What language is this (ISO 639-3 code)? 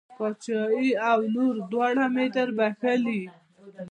pus